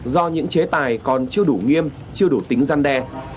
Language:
Vietnamese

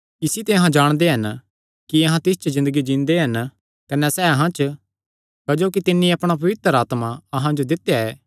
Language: Kangri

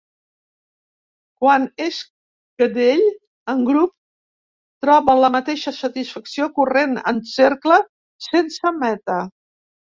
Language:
Catalan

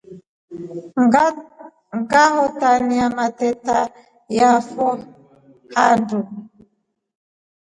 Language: Rombo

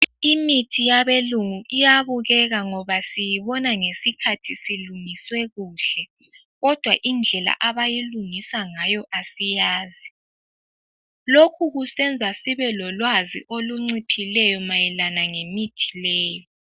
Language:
North Ndebele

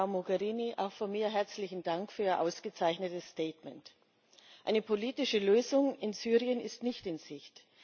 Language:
German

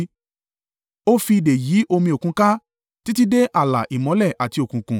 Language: Yoruba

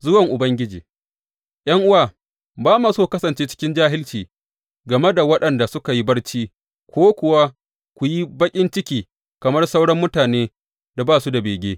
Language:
Hausa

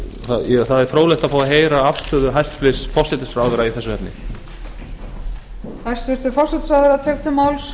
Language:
Icelandic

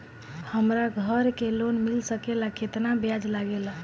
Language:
Bhojpuri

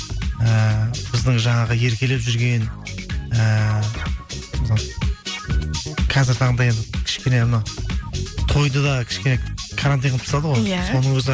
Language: Kazakh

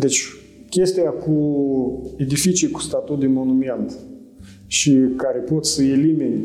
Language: Romanian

